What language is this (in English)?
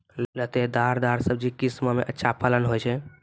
Maithili